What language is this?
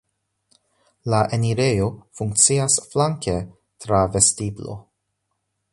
Esperanto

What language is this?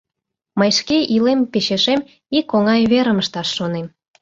Mari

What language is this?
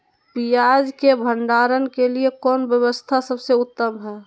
Magahi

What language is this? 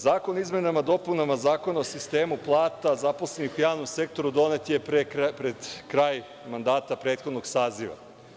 Serbian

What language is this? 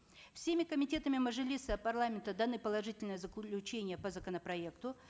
Kazakh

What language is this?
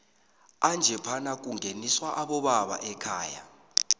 South Ndebele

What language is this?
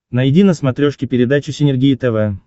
Russian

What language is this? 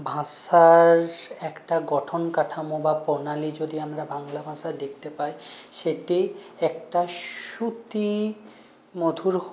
Bangla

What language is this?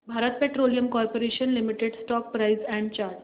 Marathi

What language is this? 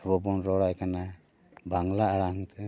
Santali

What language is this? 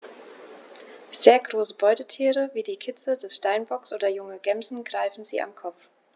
German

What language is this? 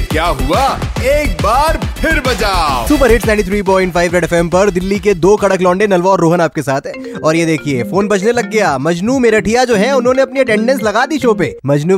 Hindi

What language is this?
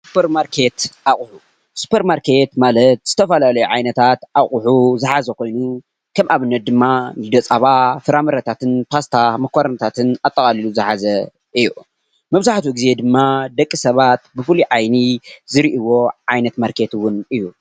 Tigrinya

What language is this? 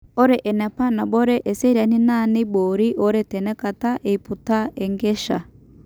Masai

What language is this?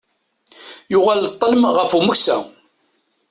Kabyle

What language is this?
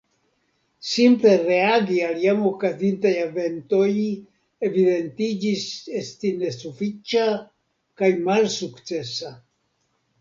Esperanto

